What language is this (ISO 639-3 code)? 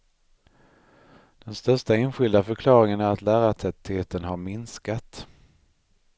swe